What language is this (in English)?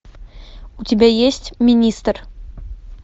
Russian